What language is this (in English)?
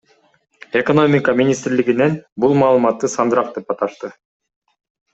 Kyrgyz